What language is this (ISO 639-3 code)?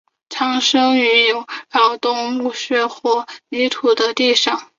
zho